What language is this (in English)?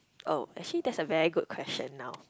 English